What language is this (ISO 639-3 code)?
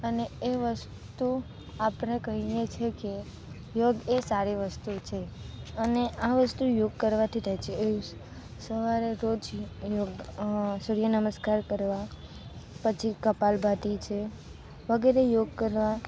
guj